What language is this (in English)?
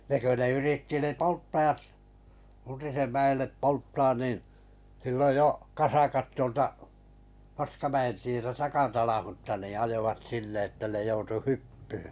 Finnish